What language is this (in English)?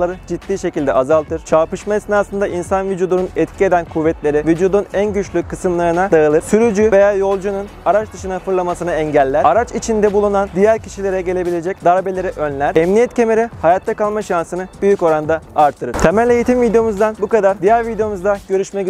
Turkish